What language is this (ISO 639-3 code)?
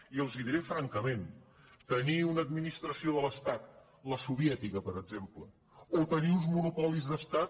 cat